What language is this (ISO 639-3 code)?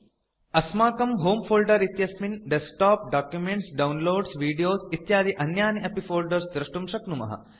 san